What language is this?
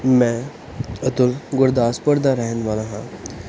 Punjabi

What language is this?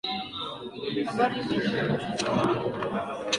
Swahili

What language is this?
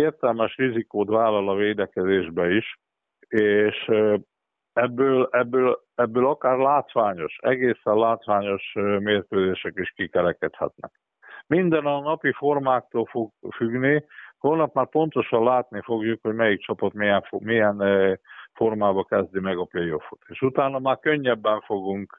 Hungarian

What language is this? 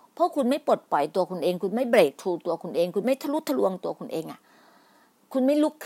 Thai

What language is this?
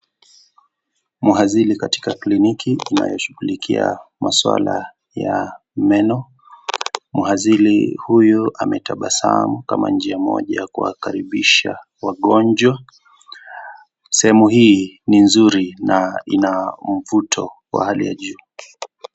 Swahili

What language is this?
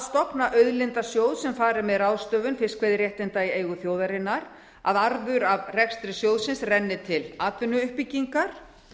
Icelandic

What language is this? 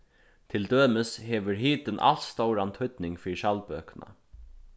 Faroese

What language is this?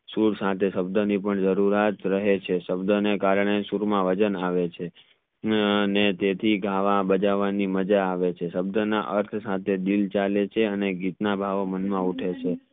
Gujarati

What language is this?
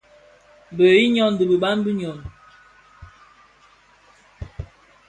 Bafia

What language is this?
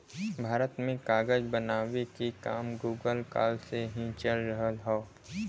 Bhojpuri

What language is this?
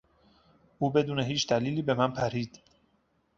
Persian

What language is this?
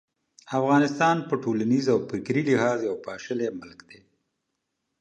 Pashto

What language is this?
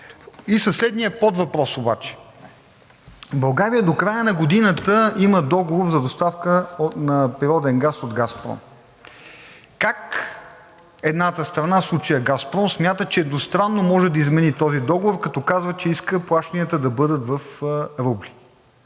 Bulgarian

